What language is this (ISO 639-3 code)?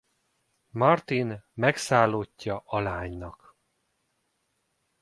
hun